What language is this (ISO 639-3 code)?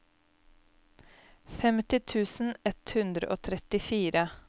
nor